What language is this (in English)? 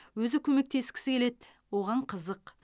Kazakh